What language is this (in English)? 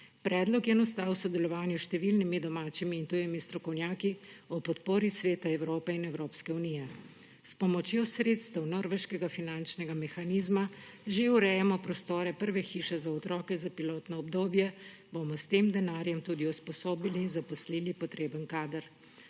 Slovenian